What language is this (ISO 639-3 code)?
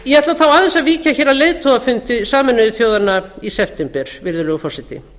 isl